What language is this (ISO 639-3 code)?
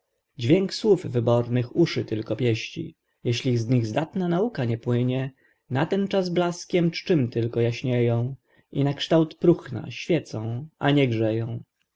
pol